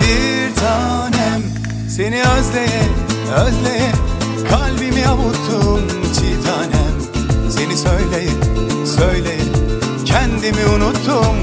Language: Turkish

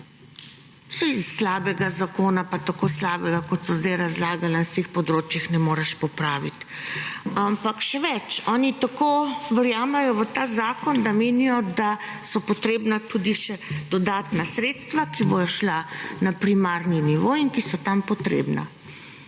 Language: Slovenian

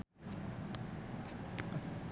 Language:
Sundanese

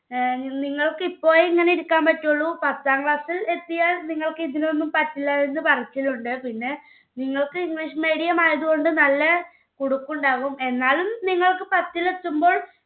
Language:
Malayalam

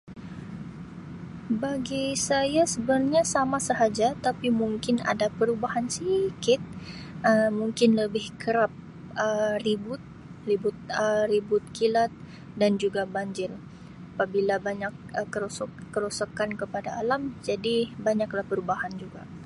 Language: Sabah Malay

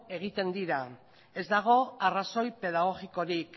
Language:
Basque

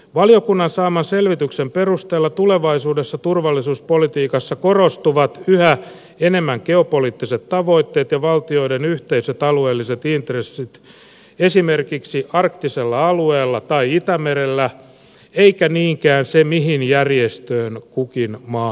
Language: Finnish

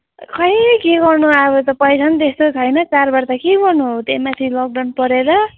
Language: Nepali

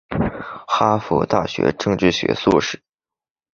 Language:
Chinese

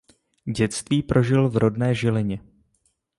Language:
Czech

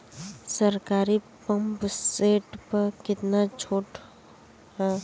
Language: Bhojpuri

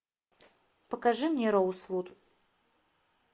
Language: Russian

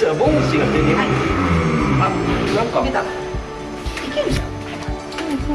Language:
Japanese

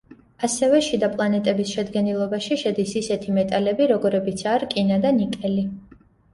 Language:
Georgian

